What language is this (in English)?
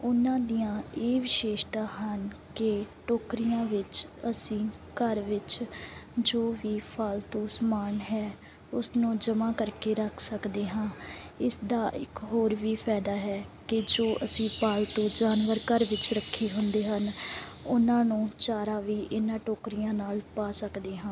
Punjabi